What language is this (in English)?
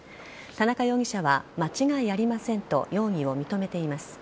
Japanese